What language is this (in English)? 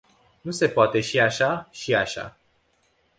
Romanian